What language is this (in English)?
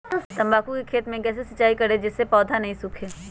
Magahi